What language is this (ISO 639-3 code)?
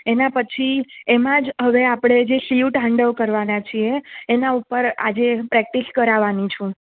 guj